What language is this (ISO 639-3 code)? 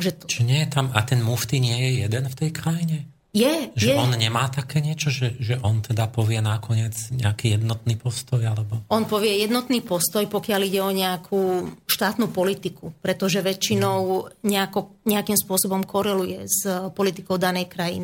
slk